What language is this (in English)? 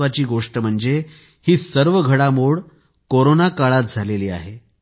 Marathi